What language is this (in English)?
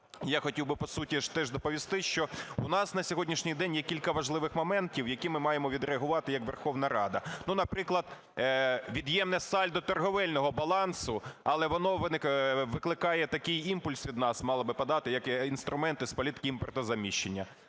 Ukrainian